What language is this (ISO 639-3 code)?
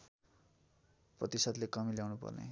nep